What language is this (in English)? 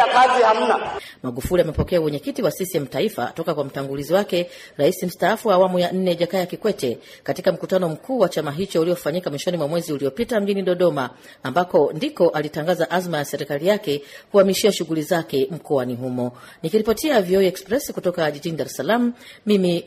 Swahili